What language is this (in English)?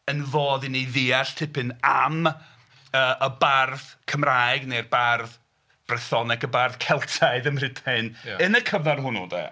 Welsh